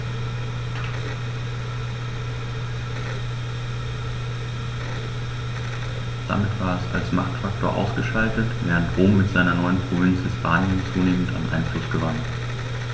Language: German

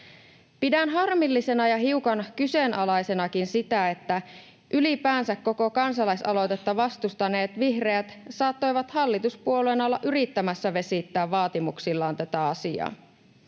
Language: Finnish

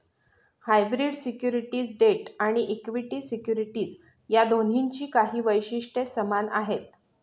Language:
Marathi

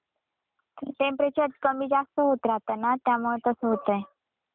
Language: Marathi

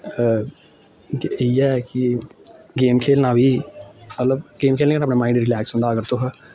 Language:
Dogri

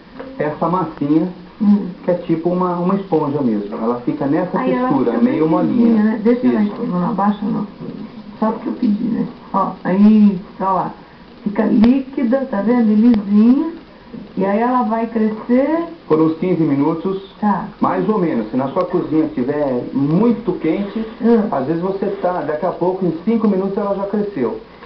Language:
Portuguese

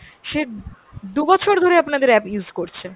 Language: Bangla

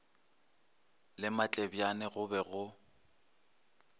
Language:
Northern Sotho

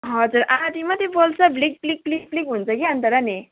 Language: Nepali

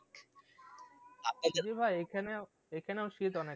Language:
Bangla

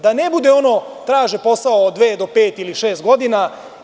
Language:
Serbian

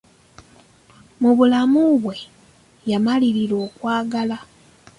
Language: Ganda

